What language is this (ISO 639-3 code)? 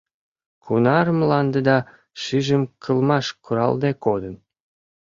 chm